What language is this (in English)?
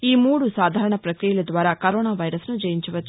Telugu